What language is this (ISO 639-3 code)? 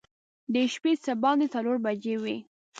pus